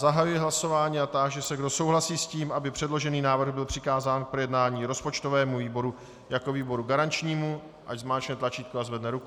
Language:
Czech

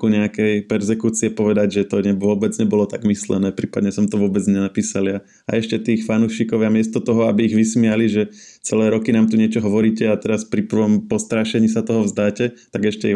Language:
Slovak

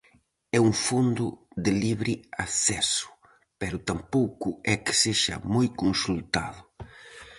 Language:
Galician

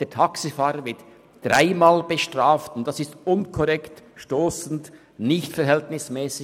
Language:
Swiss German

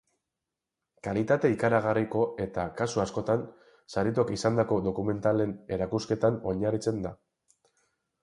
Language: Basque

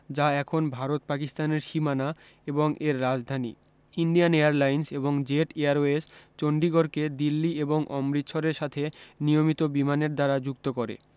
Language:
Bangla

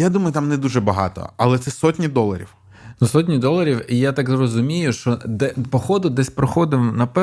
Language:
Ukrainian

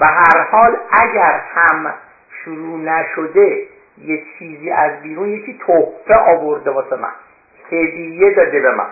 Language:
Persian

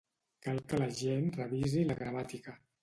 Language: Catalan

